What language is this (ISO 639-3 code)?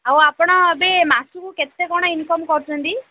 ori